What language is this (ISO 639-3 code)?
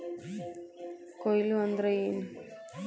kan